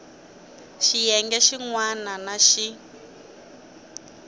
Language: Tsonga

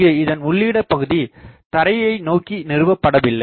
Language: Tamil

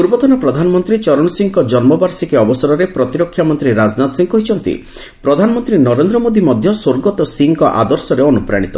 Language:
Odia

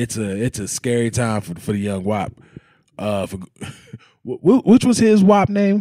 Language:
English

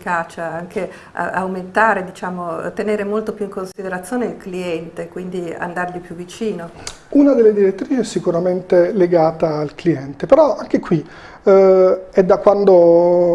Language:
Italian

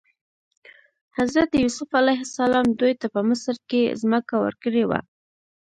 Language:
Pashto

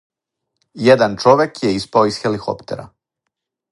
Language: Serbian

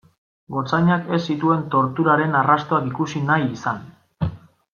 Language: Basque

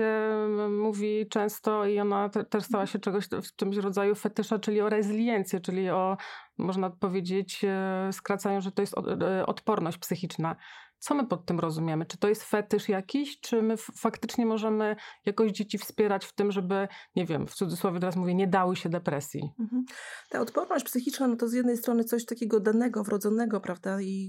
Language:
Polish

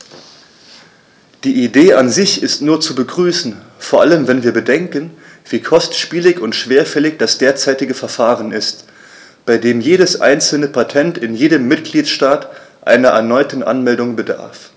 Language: German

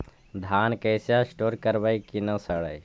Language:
Magahi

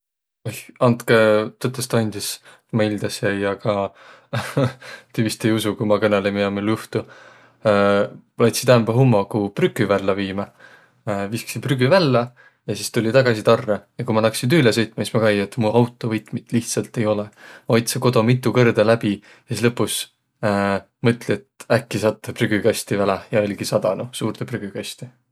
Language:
Võro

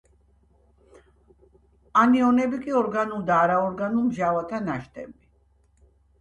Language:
Georgian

